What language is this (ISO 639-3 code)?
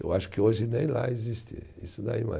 por